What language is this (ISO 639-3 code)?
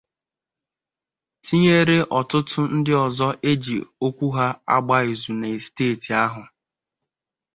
ibo